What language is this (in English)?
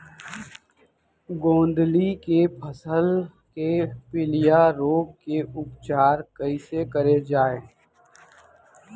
Chhattisgarhi